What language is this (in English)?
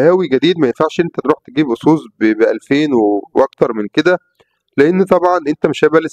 Arabic